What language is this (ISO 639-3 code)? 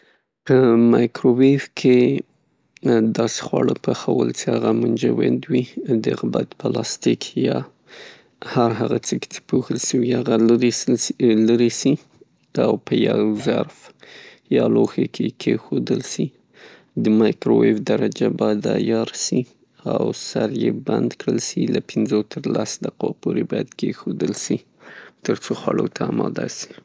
pus